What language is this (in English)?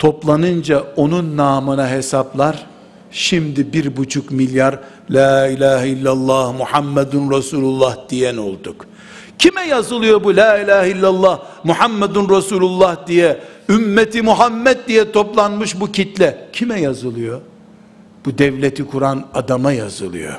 Turkish